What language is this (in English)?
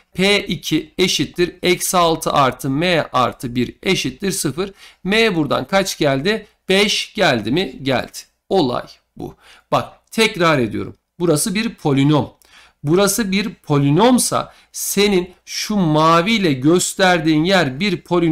Turkish